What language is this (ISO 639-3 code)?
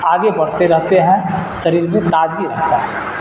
urd